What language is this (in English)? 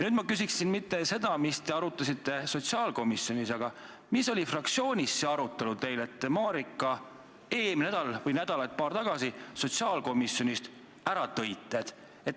Estonian